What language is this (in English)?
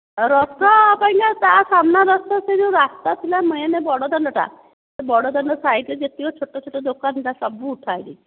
Odia